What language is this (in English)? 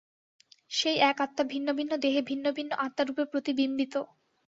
Bangla